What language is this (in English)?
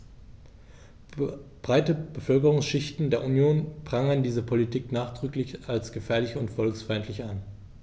German